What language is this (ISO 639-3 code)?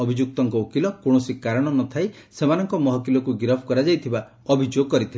ori